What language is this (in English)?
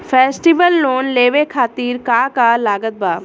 Bhojpuri